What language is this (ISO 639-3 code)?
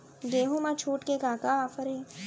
hne